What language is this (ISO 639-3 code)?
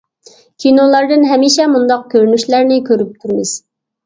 uig